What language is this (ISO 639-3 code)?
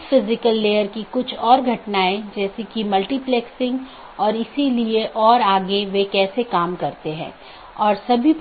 hin